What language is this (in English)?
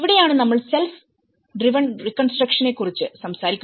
Malayalam